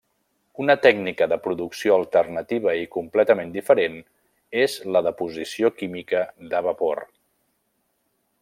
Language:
Catalan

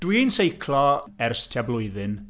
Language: Welsh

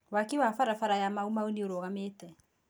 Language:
Kikuyu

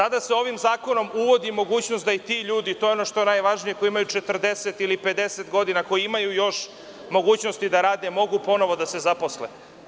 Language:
Serbian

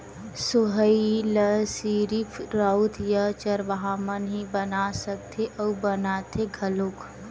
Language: Chhattisgarhi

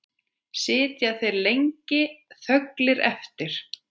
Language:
Icelandic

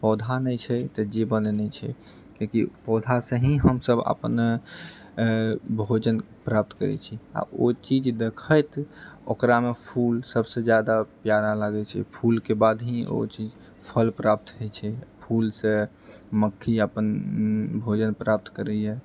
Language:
Maithili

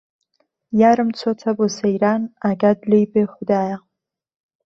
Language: Central Kurdish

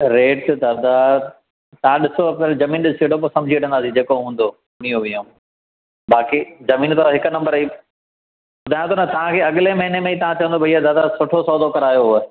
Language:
Sindhi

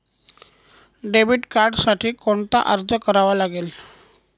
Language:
Marathi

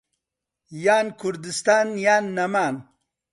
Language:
Central Kurdish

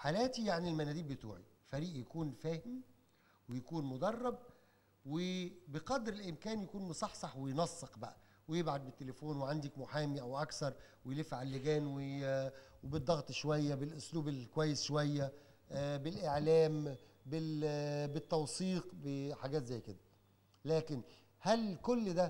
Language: Arabic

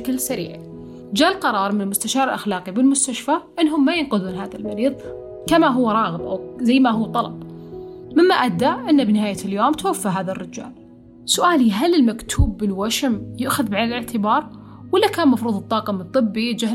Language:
Arabic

